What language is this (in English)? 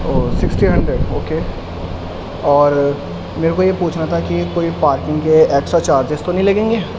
Urdu